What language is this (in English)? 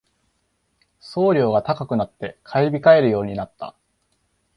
Japanese